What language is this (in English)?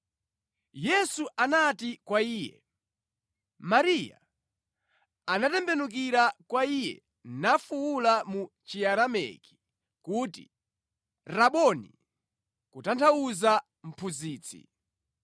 Nyanja